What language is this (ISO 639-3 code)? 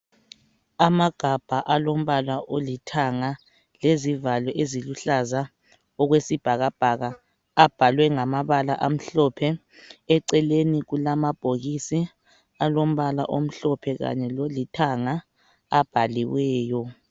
nde